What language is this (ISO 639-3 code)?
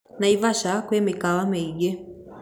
kik